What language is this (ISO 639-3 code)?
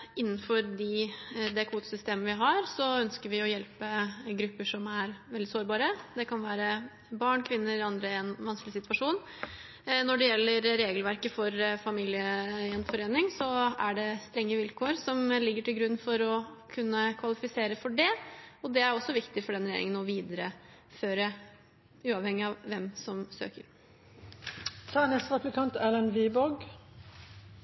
nob